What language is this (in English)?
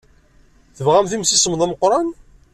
Kabyle